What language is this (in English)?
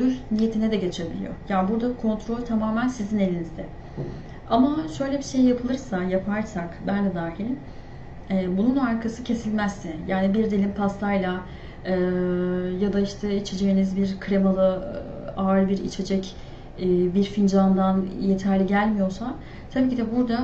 Turkish